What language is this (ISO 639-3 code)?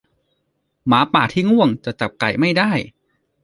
tha